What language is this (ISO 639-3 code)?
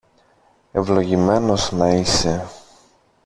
ell